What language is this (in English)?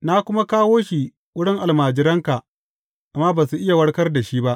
Hausa